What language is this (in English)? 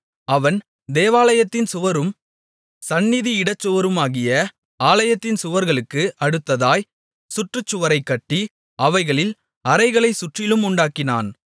Tamil